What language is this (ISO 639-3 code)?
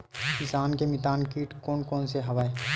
hne